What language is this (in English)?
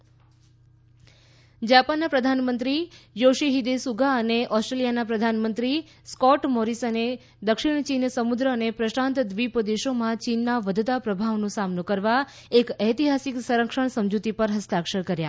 Gujarati